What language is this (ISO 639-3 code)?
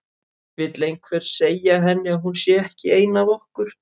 isl